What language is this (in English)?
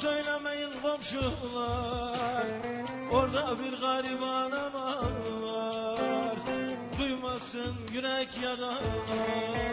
Turkish